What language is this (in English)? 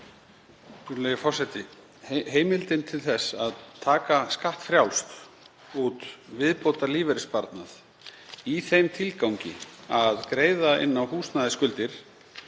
Icelandic